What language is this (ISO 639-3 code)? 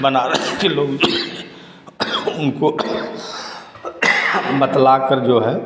hin